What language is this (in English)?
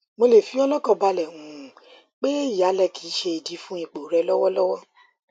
Yoruba